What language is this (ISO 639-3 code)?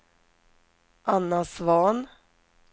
swe